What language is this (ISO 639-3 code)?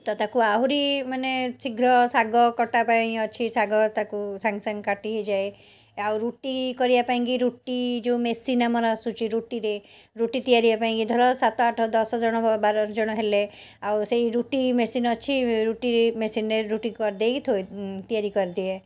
ori